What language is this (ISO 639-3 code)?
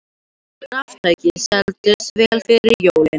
isl